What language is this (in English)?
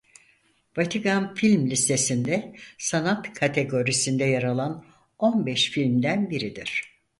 Turkish